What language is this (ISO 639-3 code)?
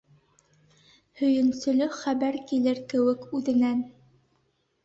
bak